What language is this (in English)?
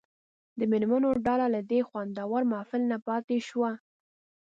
Pashto